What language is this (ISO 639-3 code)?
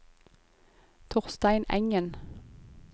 nor